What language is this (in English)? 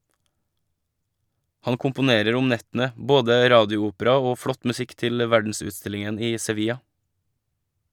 Norwegian